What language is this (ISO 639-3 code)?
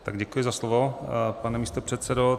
ces